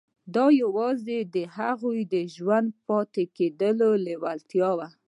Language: Pashto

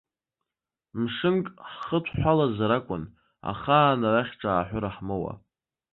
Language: Abkhazian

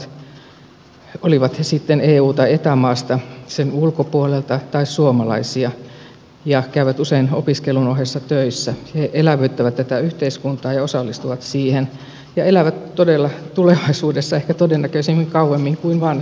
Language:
Finnish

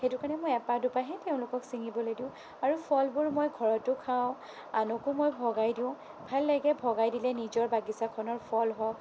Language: Assamese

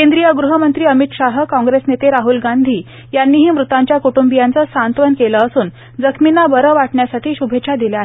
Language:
Marathi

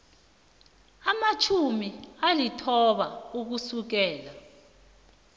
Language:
South Ndebele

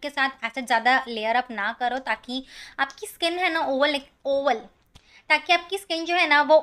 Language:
Hindi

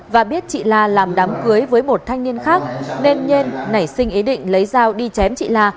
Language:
Vietnamese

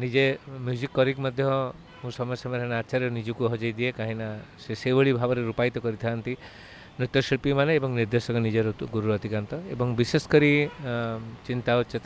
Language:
Italian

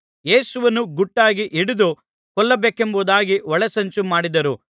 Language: Kannada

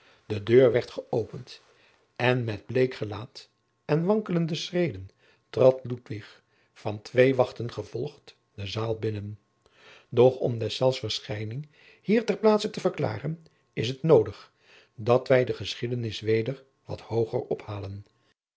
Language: Dutch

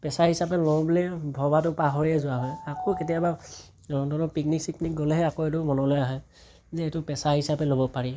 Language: Assamese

